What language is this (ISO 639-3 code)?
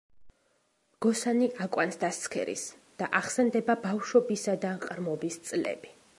kat